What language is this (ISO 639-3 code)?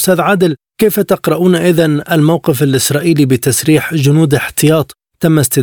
ara